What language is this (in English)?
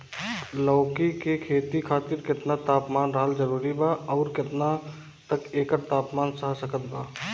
Bhojpuri